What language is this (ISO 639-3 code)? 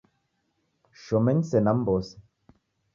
dav